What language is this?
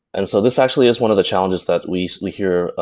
English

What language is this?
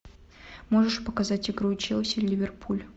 Russian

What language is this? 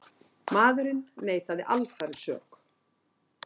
Icelandic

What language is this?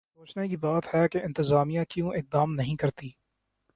Urdu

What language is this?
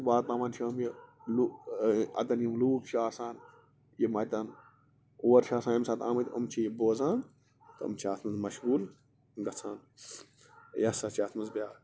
Kashmiri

